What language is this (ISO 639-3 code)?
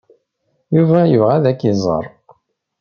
kab